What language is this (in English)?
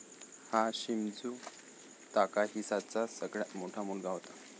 Marathi